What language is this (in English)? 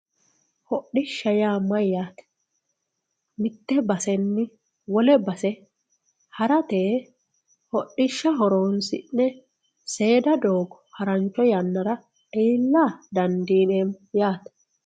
Sidamo